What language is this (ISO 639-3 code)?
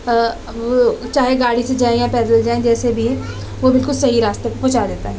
urd